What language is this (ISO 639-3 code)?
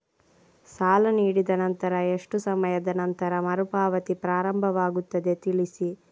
kan